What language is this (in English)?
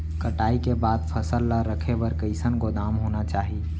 Chhattisgarhi